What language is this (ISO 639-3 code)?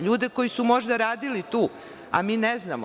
srp